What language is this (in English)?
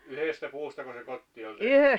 Finnish